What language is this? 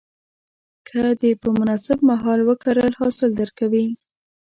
Pashto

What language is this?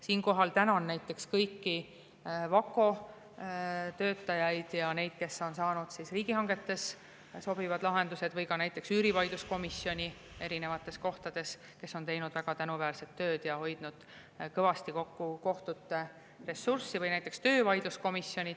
Estonian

